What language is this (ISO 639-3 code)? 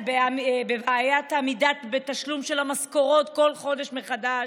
heb